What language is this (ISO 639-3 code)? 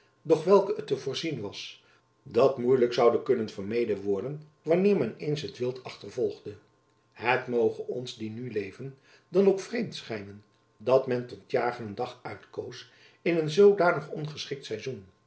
nld